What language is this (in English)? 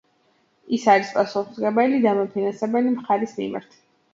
Georgian